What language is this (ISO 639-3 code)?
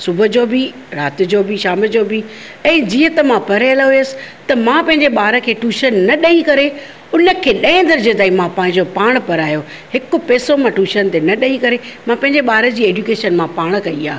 snd